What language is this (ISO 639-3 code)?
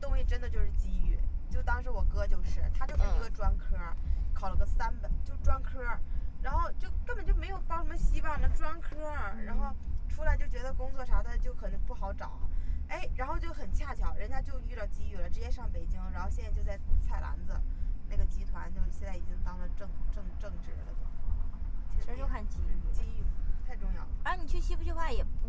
zho